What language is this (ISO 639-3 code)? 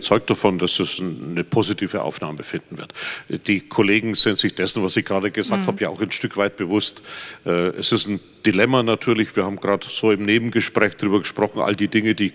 deu